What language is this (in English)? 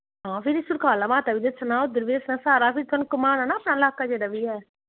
Dogri